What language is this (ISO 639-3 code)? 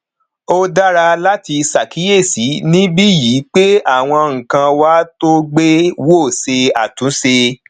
yor